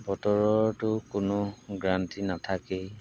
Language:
Assamese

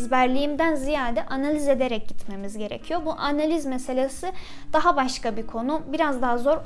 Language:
Turkish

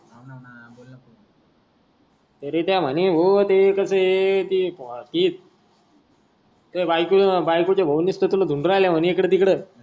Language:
Marathi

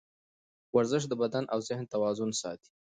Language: Pashto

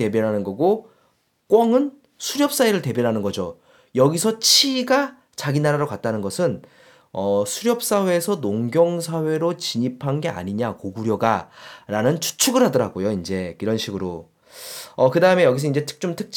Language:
Korean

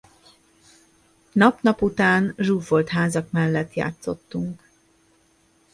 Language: Hungarian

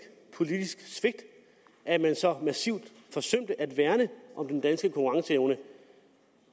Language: Danish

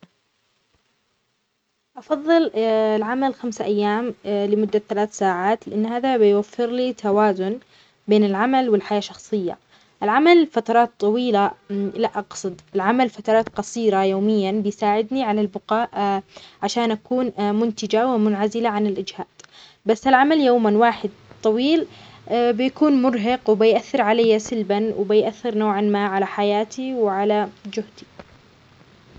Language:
Omani Arabic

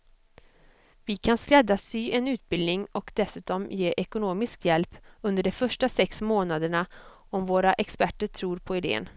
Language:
Swedish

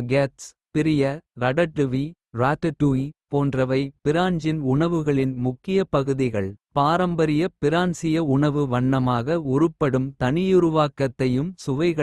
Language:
Kota (India)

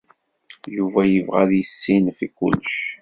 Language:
Kabyle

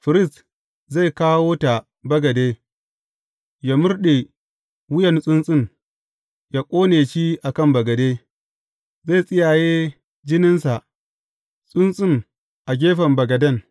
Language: Hausa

